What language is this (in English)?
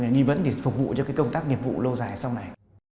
Vietnamese